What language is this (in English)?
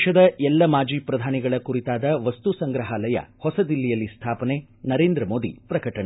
Kannada